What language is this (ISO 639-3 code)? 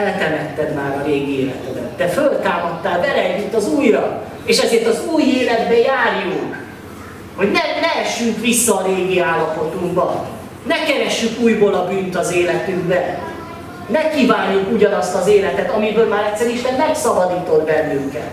hun